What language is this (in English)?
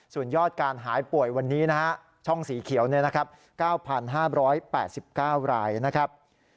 Thai